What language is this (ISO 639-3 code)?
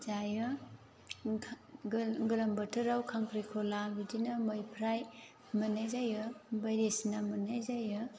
brx